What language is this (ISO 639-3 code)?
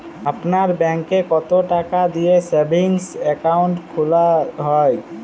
ben